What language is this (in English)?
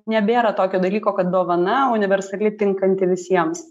Lithuanian